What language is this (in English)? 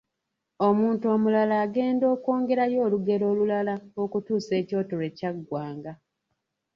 Ganda